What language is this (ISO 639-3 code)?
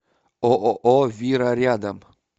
rus